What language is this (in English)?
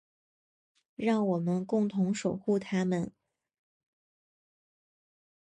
Chinese